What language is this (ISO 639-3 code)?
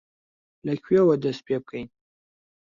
ckb